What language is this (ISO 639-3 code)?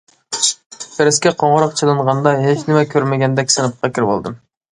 uig